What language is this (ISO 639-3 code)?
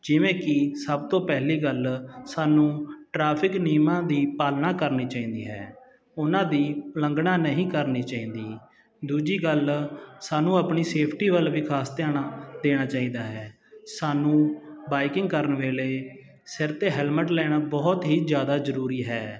pan